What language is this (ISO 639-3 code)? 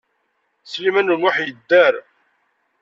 kab